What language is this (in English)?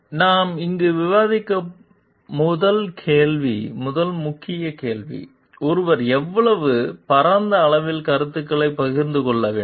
Tamil